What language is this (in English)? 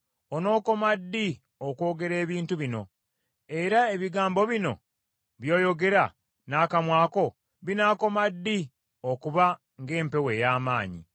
Ganda